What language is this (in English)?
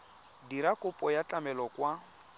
Tswana